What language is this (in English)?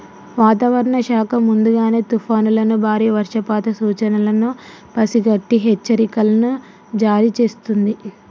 Telugu